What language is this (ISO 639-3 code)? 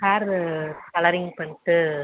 tam